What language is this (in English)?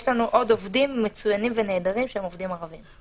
Hebrew